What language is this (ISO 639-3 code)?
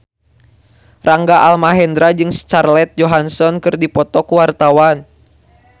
sun